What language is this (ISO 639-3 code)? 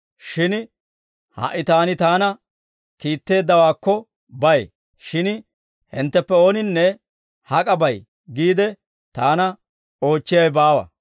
dwr